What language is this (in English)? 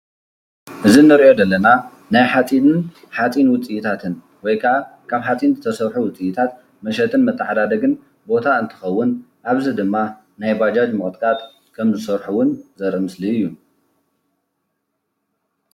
Tigrinya